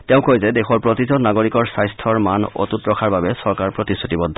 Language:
Assamese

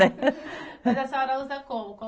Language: Portuguese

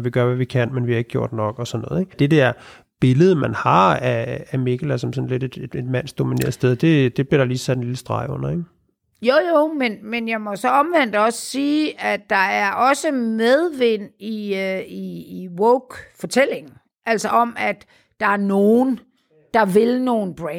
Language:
Danish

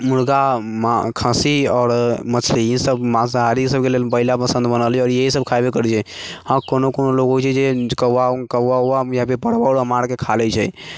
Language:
Maithili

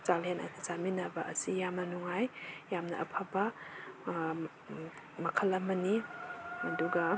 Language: Manipuri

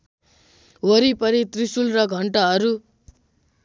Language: Nepali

